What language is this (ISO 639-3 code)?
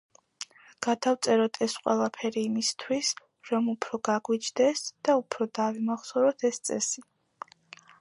kat